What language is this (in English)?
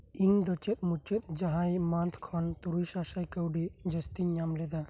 Santali